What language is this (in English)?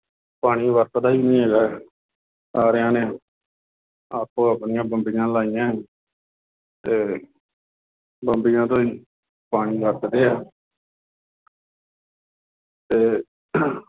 Punjabi